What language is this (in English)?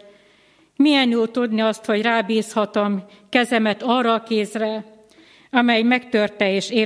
Hungarian